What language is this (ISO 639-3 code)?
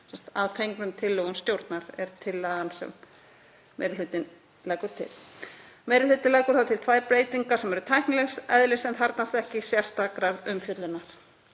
isl